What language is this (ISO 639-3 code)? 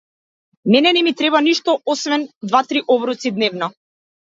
mkd